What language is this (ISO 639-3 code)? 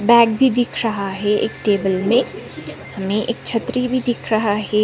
hin